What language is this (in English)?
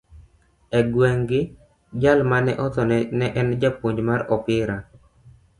Luo (Kenya and Tanzania)